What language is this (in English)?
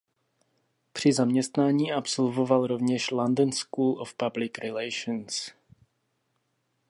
Czech